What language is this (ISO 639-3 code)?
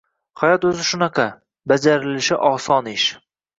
uzb